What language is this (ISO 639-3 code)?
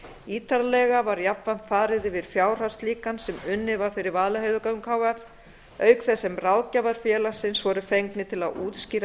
isl